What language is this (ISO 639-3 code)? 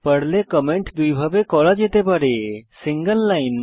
ben